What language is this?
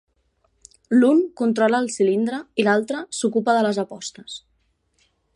Catalan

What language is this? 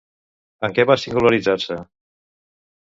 Catalan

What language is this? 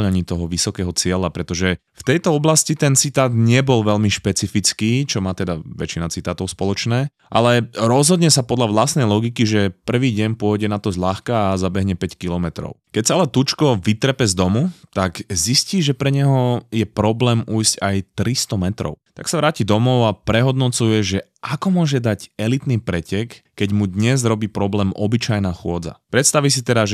Slovak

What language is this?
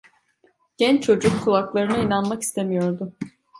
Turkish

